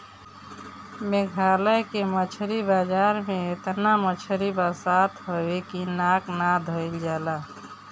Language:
Bhojpuri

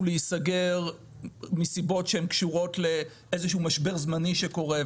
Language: Hebrew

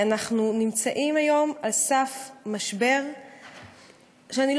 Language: Hebrew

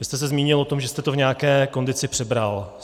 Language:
Czech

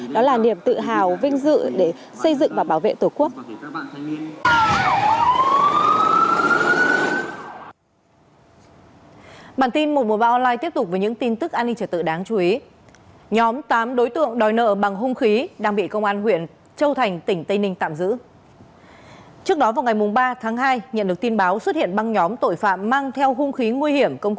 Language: Vietnamese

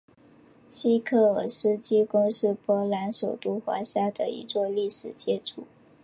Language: Chinese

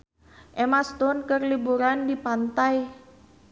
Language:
Sundanese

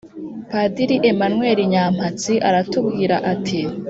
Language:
Kinyarwanda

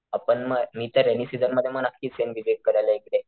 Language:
Marathi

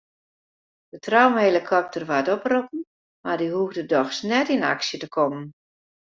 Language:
Western Frisian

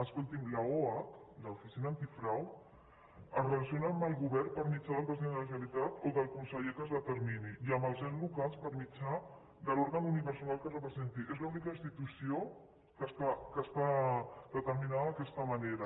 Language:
Catalan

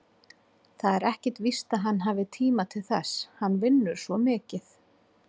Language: Icelandic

